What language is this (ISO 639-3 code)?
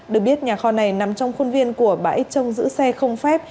vie